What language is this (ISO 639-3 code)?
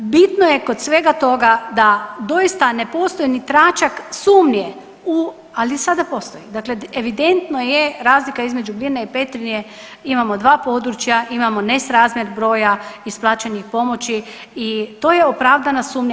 hrv